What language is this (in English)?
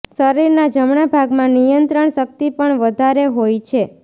Gujarati